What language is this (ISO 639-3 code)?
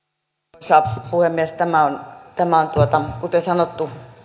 fin